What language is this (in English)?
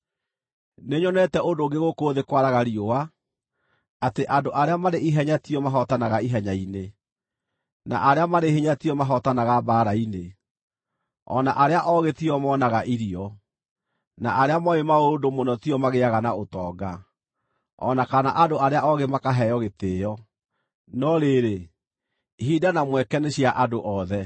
Kikuyu